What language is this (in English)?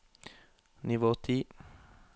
Norwegian